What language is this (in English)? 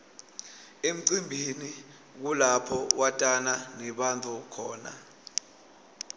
Swati